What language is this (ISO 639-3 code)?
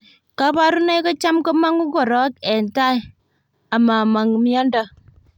kln